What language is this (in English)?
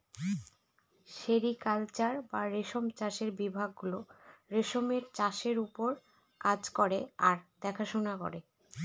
Bangla